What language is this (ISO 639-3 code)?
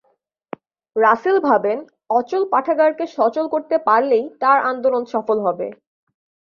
ben